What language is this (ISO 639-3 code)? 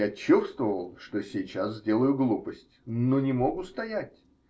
rus